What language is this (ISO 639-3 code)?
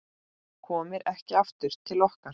isl